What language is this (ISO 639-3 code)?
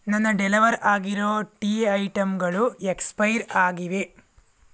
kan